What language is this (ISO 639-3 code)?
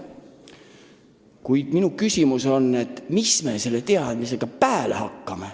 est